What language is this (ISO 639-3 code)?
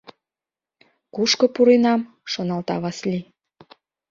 chm